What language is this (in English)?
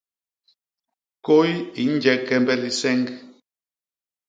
Basaa